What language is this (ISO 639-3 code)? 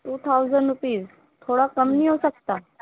urd